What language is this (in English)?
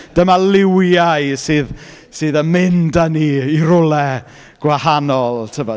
Welsh